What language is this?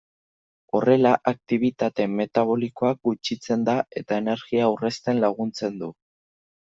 Basque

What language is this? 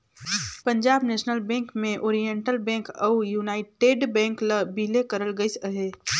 Chhattisgarhi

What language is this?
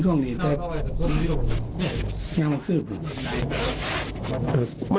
Thai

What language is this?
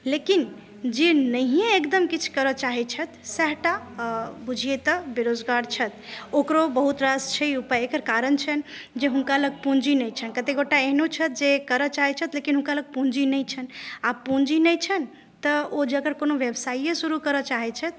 Maithili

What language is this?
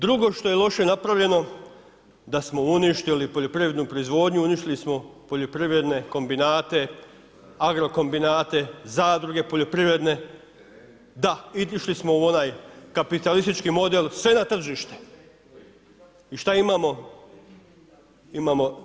Croatian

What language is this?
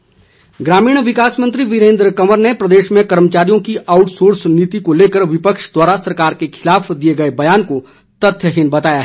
Hindi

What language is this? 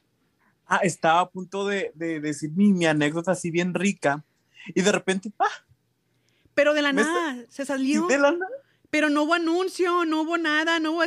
Spanish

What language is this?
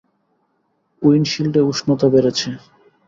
Bangla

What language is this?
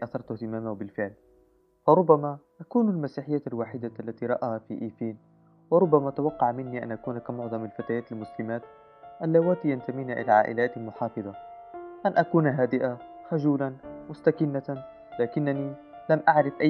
Arabic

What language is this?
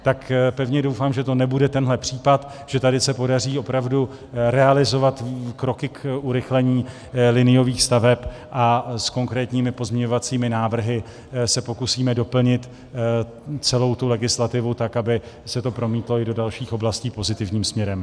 Czech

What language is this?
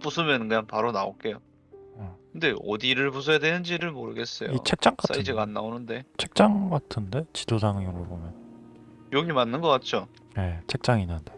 Korean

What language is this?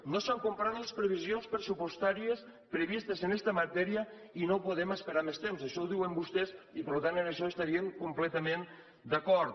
Catalan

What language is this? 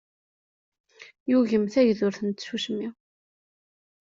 Kabyle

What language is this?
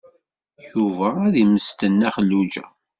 Kabyle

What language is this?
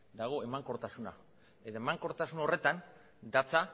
Basque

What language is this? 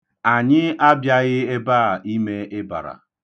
Igbo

